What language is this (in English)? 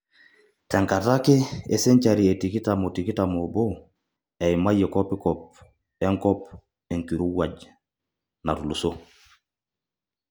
Masai